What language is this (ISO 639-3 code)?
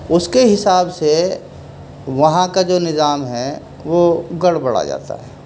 urd